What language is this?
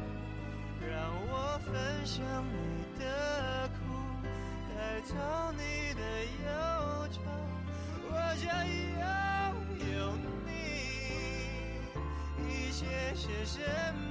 Chinese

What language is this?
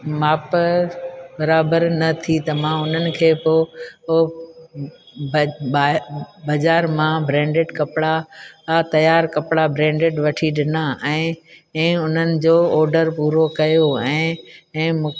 Sindhi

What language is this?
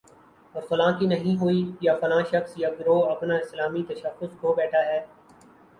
Urdu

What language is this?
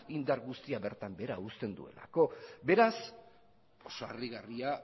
Basque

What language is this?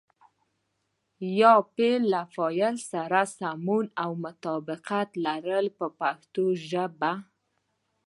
Pashto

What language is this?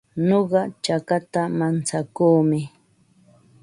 Ambo-Pasco Quechua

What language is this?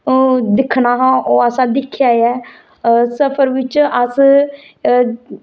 Dogri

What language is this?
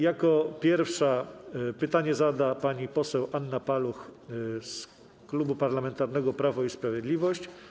Polish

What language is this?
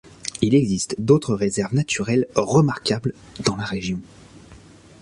French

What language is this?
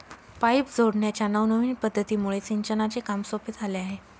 Marathi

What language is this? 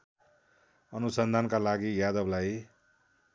Nepali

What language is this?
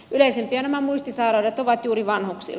Finnish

